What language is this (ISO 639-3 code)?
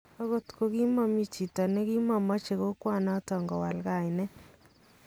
kln